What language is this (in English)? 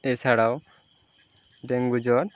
Bangla